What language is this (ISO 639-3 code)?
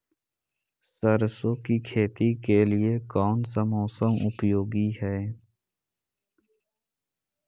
mag